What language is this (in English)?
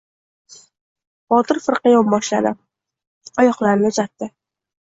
Uzbek